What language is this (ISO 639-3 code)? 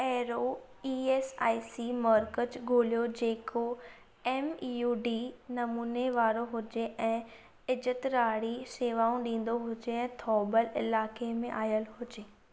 snd